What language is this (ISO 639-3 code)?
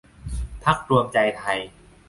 tha